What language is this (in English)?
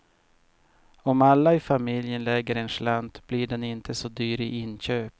Swedish